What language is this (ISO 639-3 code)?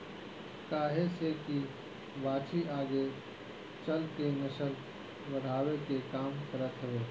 bho